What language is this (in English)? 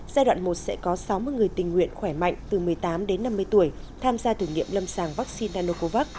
Vietnamese